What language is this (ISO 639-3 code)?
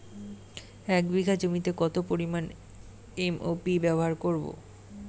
ben